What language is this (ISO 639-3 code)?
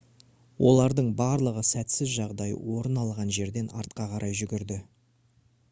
kaz